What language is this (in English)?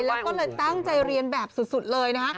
Thai